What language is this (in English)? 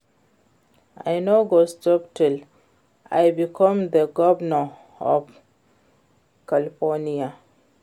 Nigerian Pidgin